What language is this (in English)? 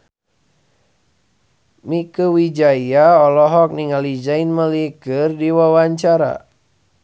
Sundanese